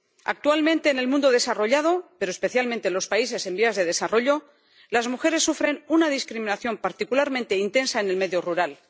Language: Spanish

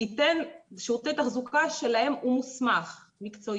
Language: Hebrew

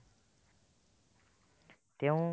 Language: Assamese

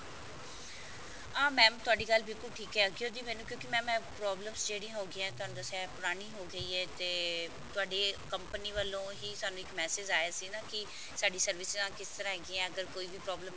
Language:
Punjabi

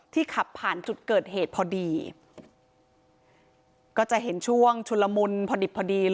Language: Thai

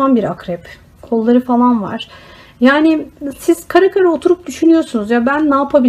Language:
Turkish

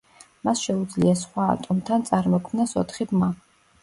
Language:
Georgian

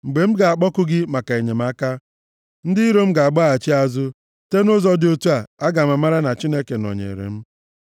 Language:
Igbo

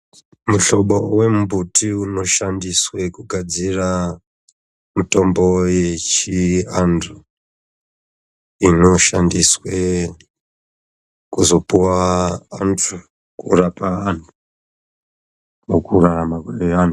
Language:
Ndau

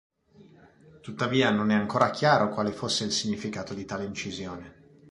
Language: Italian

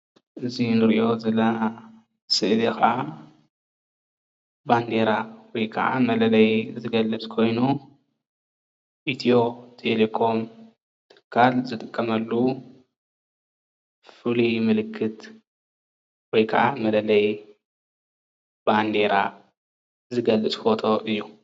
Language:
Tigrinya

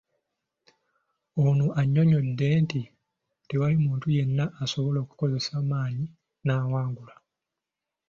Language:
Ganda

